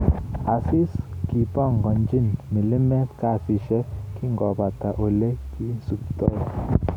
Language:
Kalenjin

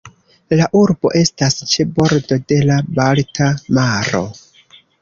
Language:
Esperanto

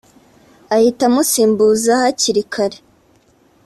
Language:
Kinyarwanda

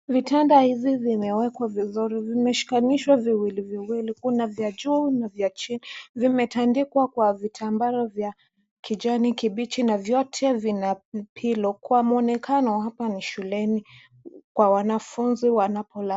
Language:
Swahili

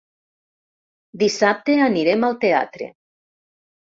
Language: Catalan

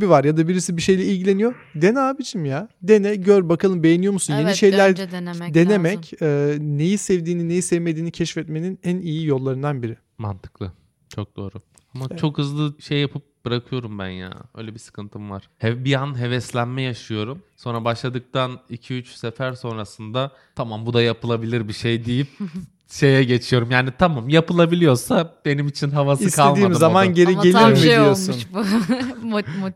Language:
Turkish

